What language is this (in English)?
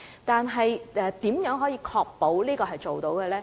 Cantonese